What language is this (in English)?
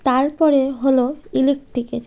Bangla